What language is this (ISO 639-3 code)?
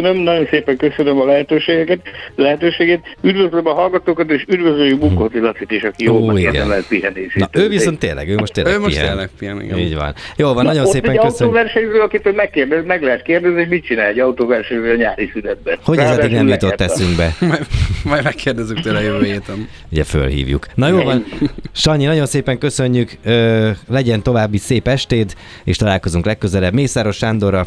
hun